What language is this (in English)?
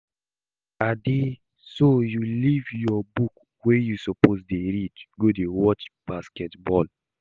Nigerian Pidgin